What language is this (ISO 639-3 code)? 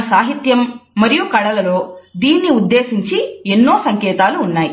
tel